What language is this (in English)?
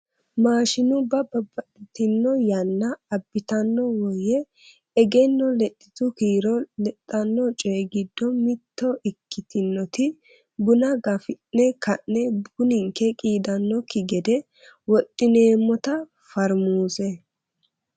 Sidamo